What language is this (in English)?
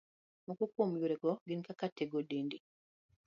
Luo (Kenya and Tanzania)